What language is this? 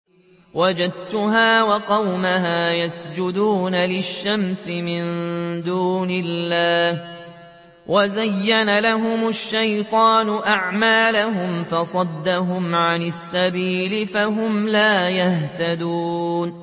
Arabic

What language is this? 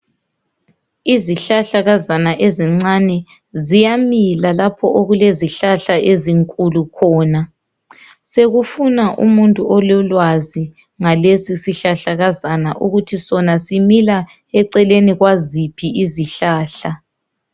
North Ndebele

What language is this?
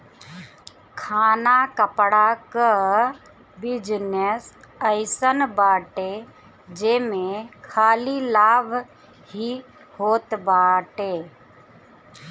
Bhojpuri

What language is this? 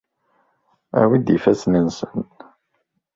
Kabyle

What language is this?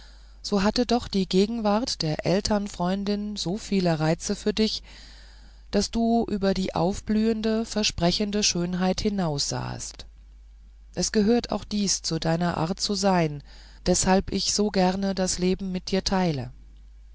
German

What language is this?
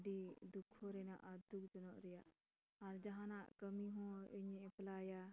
Santali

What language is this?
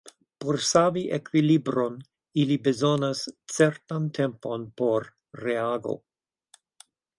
Esperanto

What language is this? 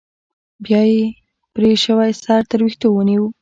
Pashto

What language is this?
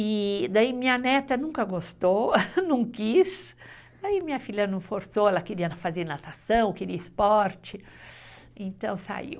Portuguese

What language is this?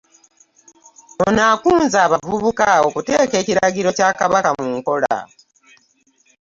Ganda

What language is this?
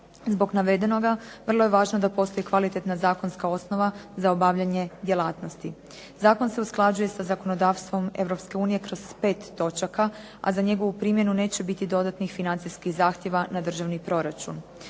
Croatian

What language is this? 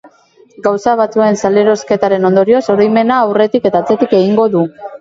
Basque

